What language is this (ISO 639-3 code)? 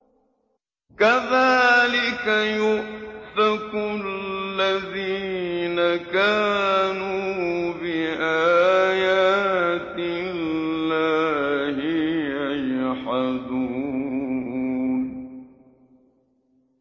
ara